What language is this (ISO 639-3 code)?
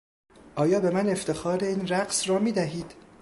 fas